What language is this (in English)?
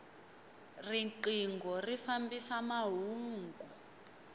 Tsonga